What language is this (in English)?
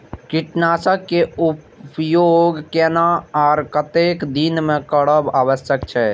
Maithili